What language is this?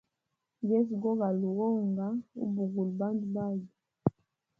Hemba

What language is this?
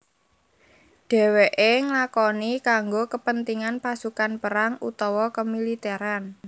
Javanese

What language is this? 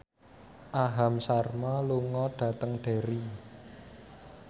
Javanese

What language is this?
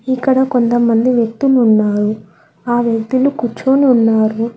Telugu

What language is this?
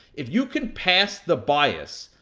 English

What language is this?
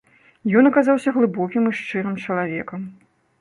Belarusian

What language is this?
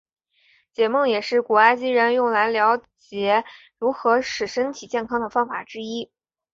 Chinese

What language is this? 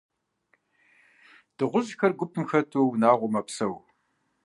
Kabardian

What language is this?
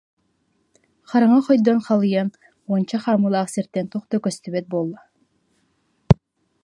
Yakut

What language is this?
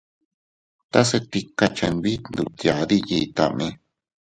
Teutila Cuicatec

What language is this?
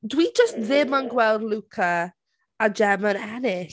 Welsh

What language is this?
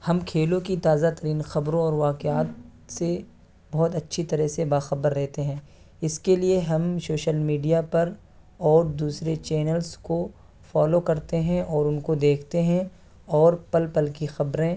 Urdu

